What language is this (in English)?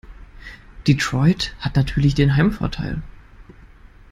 German